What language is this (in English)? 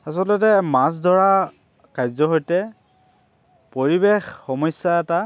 Assamese